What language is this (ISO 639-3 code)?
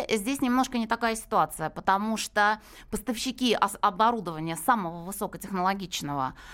rus